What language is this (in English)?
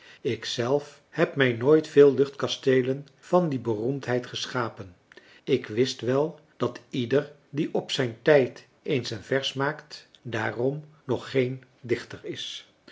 Dutch